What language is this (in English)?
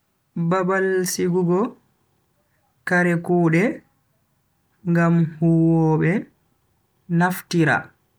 Bagirmi Fulfulde